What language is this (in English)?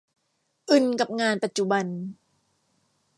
Thai